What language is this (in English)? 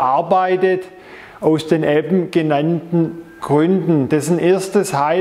German